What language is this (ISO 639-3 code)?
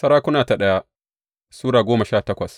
hau